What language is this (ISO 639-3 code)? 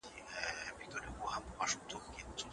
pus